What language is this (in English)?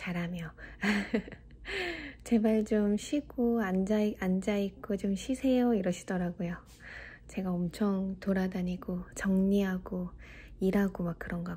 Korean